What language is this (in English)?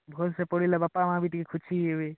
Odia